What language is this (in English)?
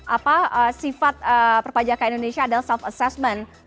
Indonesian